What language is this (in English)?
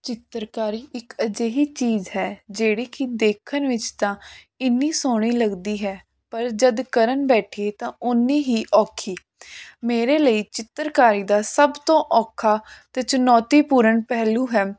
Punjabi